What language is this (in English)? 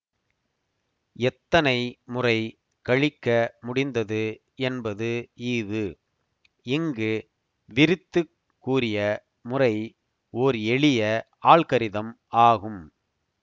Tamil